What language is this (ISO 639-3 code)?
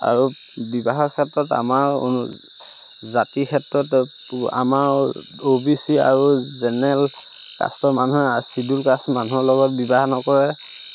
asm